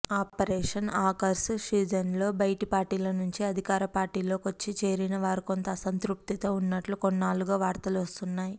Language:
Telugu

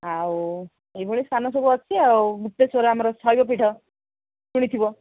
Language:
Odia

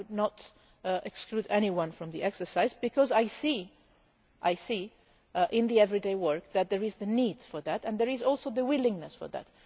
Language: English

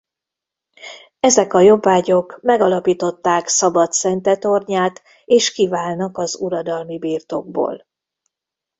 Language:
Hungarian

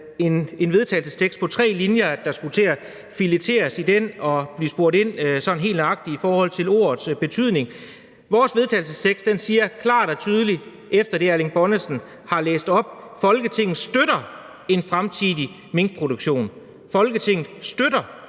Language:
Danish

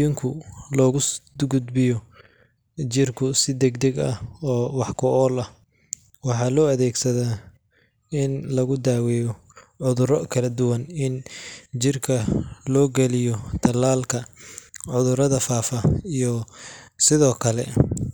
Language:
Somali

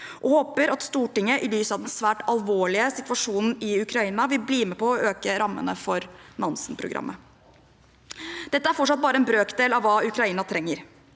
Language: Norwegian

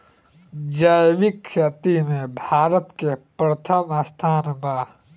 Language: Bhojpuri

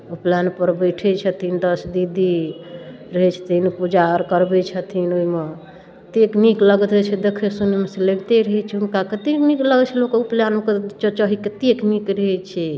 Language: Maithili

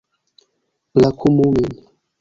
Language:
Esperanto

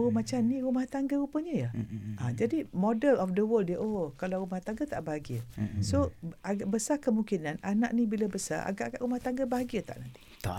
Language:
Malay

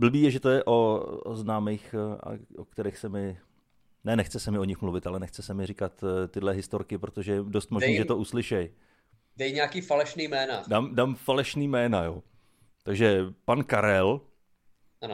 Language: Czech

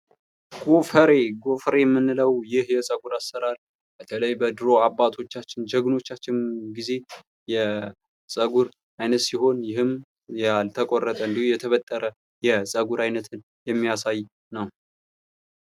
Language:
Amharic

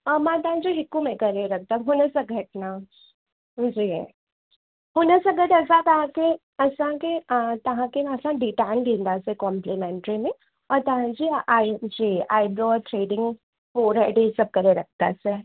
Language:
Sindhi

